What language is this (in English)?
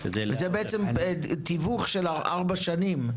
Hebrew